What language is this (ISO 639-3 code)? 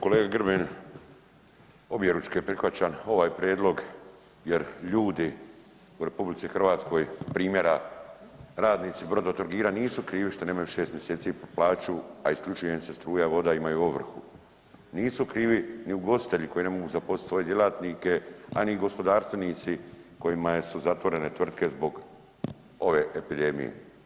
hrv